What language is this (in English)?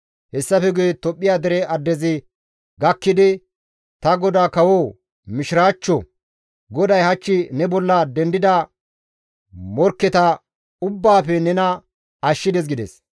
Gamo